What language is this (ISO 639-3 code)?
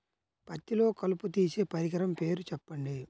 tel